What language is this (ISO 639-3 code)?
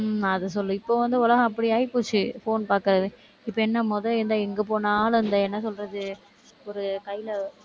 tam